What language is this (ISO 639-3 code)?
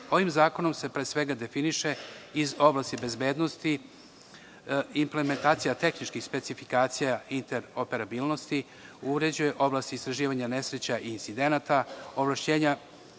srp